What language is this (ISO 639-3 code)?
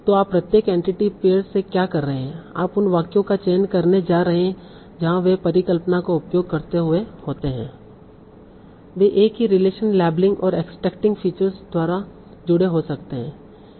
hin